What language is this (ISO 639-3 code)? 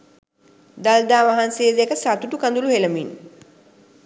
sin